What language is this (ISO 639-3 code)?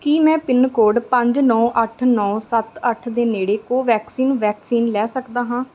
pan